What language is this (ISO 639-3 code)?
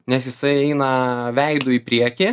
lit